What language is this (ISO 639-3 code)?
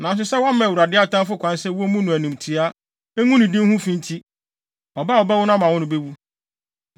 aka